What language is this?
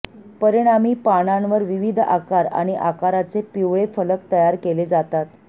Marathi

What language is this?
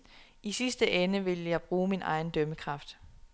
Danish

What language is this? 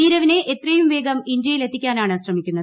Malayalam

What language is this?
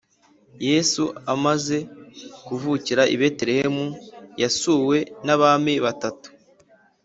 Kinyarwanda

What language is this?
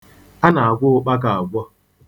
Igbo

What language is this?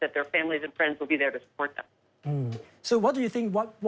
Thai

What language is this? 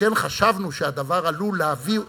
Hebrew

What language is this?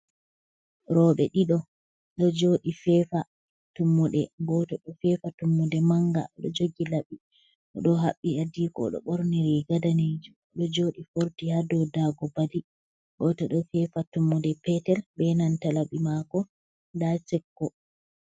Fula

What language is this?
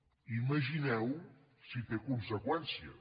Catalan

